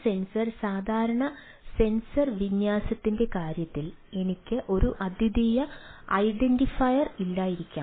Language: Malayalam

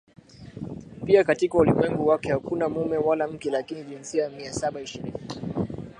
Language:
Swahili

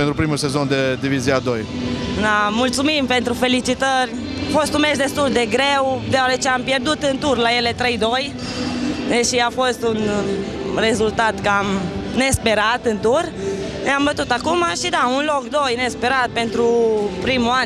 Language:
Romanian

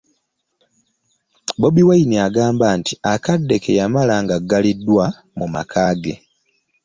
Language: Ganda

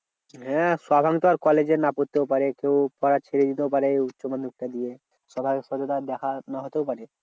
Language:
Bangla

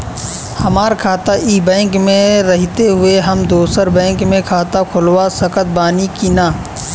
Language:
Bhojpuri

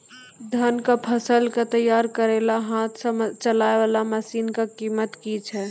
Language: Maithili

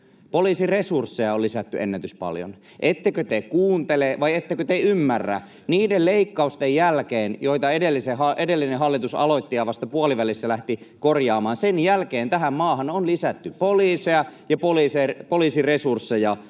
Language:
Finnish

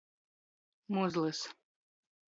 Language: Latgalian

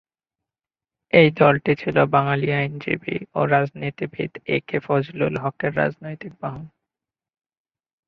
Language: Bangla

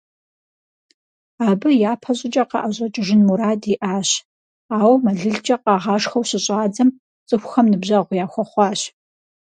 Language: Kabardian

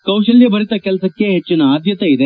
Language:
Kannada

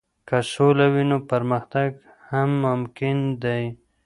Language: Pashto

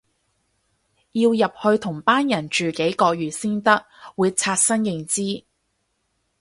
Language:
Cantonese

